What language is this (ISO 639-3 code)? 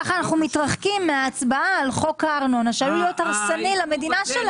heb